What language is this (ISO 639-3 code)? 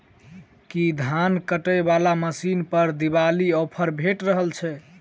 mai